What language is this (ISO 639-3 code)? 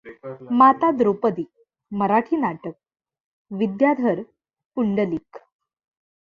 mar